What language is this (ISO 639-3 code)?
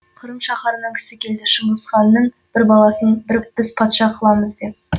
kaz